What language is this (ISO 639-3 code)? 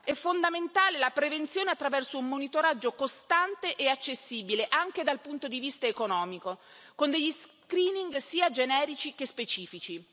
ita